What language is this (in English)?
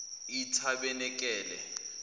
Zulu